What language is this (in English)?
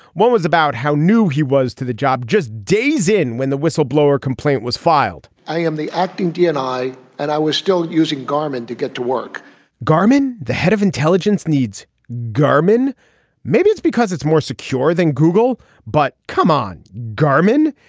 English